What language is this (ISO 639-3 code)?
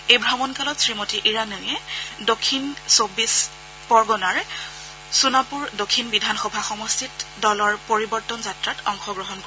asm